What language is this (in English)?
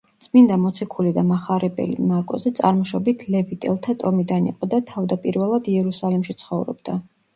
Georgian